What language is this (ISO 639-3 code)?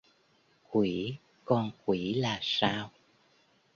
vie